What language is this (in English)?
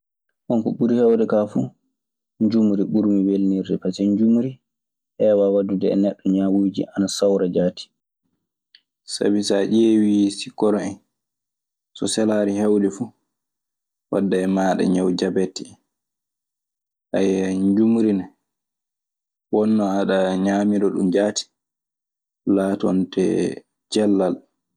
Maasina Fulfulde